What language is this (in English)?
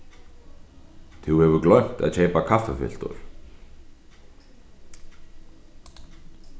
Faroese